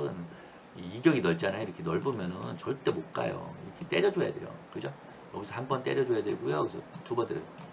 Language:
Korean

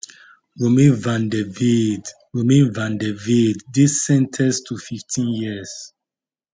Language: Nigerian Pidgin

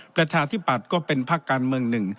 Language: Thai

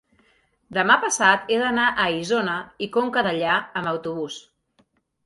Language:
Catalan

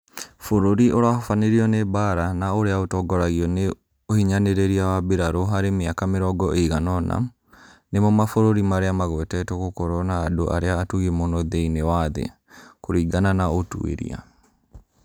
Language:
Kikuyu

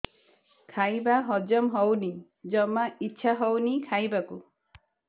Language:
Odia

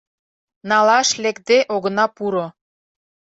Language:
Mari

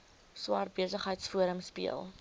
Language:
Afrikaans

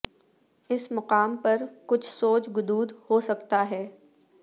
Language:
Urdu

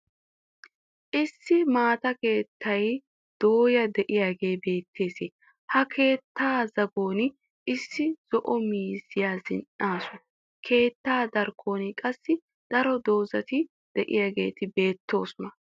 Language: Wolaytta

